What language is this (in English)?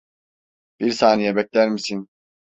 Turkish